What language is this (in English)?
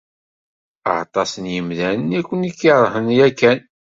Kabyle